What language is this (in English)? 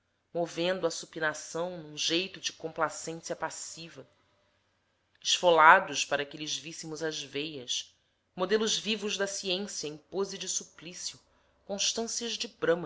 Portuguese